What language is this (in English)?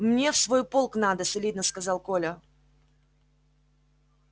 Russian